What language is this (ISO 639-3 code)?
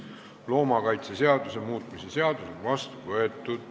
est